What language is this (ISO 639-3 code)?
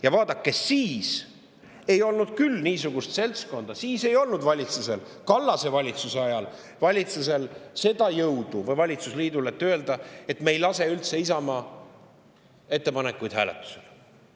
est